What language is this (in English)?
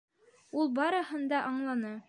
Bashkir